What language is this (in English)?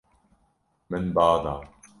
Kurdish